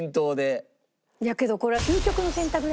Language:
Japanese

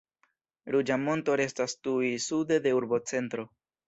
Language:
Esperanto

